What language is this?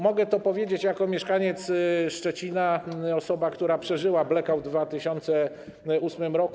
Polish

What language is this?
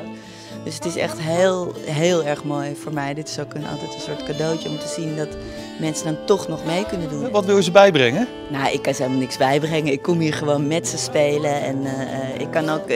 Dutch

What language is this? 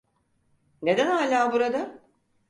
Turkish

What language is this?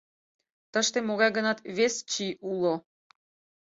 Mari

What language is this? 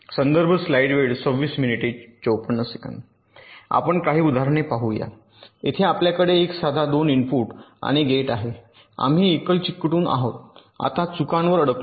Marathi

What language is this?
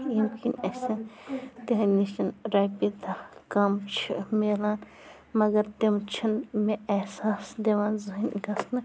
Kashmiri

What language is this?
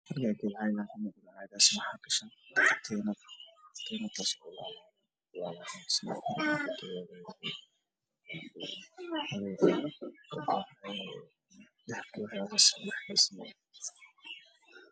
Somali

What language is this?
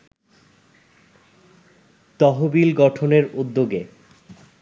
Bangla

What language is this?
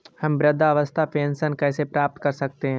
Hindi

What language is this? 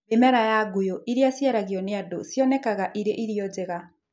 Kikuyu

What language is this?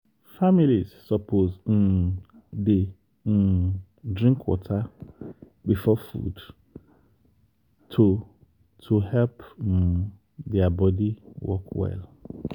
Nigerian Pidgin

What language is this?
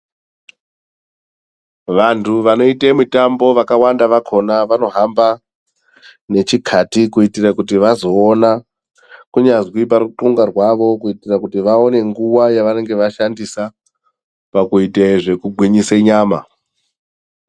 Ndau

